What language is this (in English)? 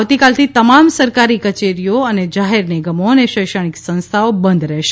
Gujarati